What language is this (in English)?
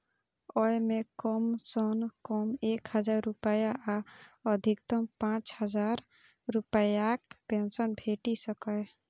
Maithili